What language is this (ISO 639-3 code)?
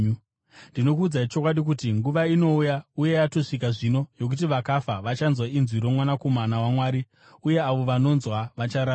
sna